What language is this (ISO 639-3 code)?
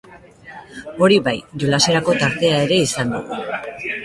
eus